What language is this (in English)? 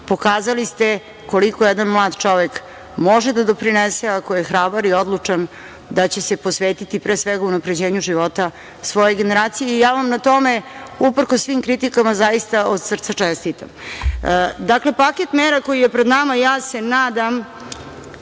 Serbian